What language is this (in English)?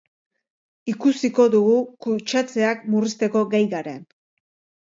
Basque